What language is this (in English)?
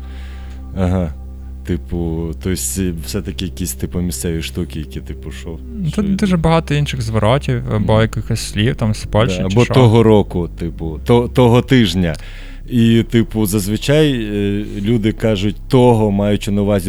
Ukrainian